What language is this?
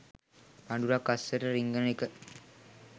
Sinhala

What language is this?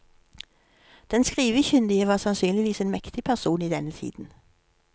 Norwegian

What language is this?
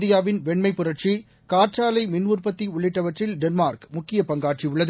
Tamil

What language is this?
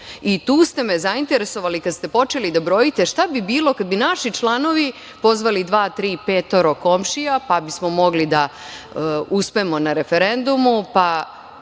Serbian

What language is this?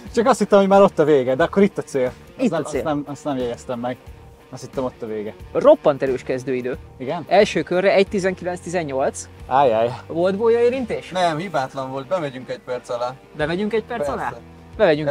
Hungarian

